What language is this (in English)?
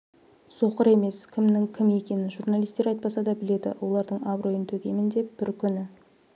Kazakh